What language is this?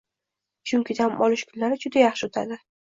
Uzbek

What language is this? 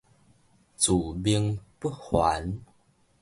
Min Nan Chinese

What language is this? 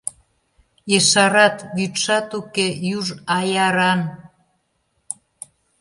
Mari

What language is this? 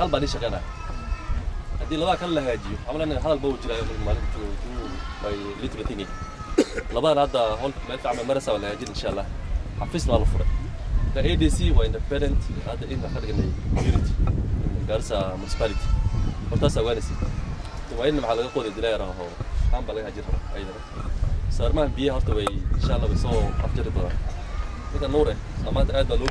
Arabic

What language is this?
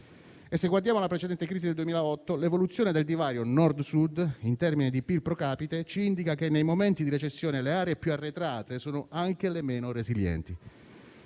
Italian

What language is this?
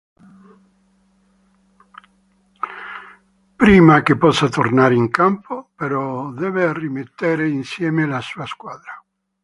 Italian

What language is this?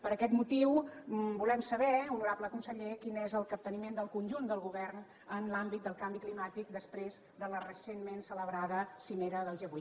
Catalan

